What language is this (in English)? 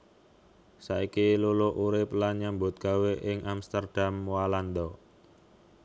Javanese